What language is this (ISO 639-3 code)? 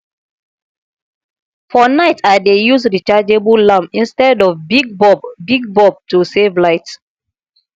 pcm